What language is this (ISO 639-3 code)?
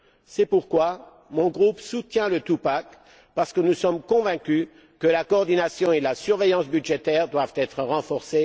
fra